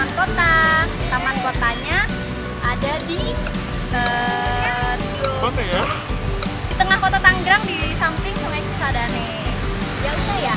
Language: Indonesian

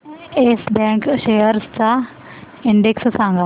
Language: Marathi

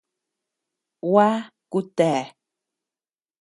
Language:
Tepeuxila Cuicatec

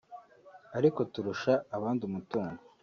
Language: Kinyarwanda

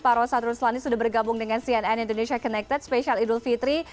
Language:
Indonesian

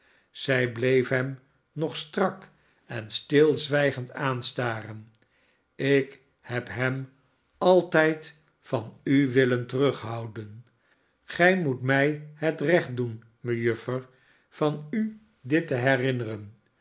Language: Dutch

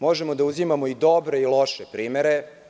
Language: Serbian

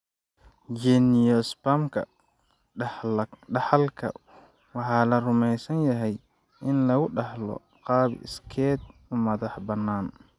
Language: Somali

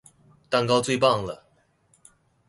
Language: Chinese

